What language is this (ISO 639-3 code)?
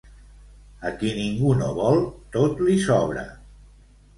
cat